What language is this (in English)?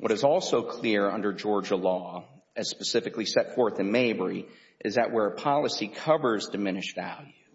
English